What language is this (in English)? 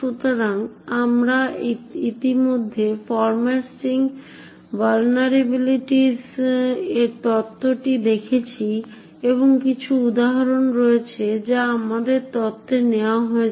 Bangla